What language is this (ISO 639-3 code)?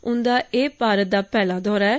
doi